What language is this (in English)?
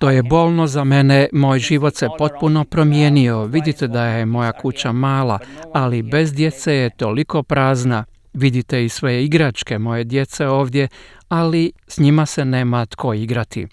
Croatian